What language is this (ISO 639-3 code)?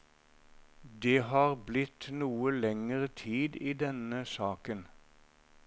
nor